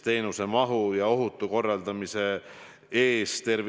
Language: Estonian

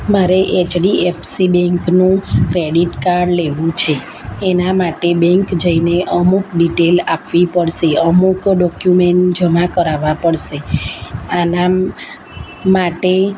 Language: Gujarati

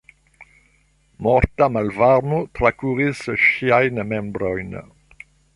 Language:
Esperanto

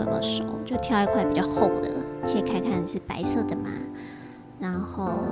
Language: Chinese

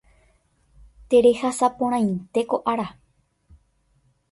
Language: Guarani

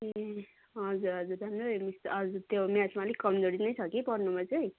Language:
Nepali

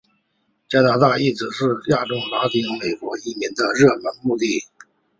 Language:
Chinese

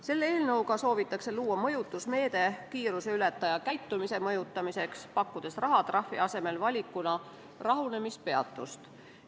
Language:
Estonian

